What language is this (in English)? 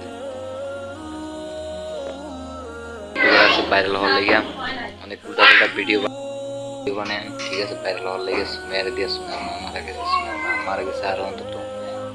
Bangla